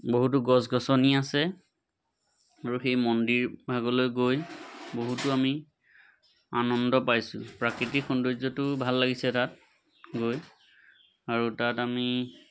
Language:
Assamese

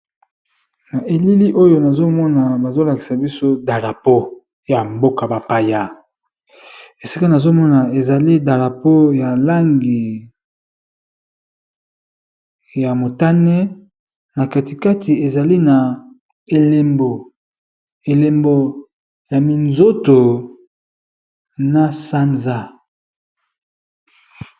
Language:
Lingala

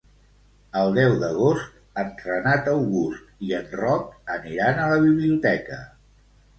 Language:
Catalan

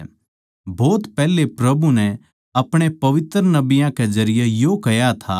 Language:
Haryanvi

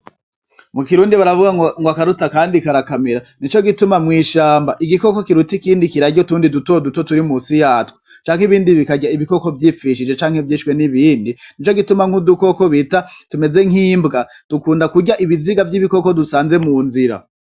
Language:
Rundi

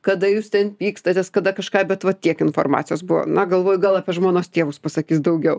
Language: Lithuanian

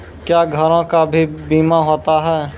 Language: Maithili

